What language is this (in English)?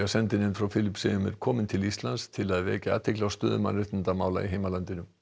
Icelandic